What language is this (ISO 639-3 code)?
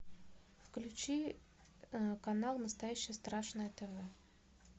rus